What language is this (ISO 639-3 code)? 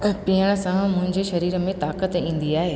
snd